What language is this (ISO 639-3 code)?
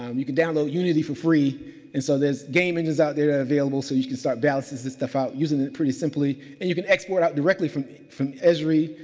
eng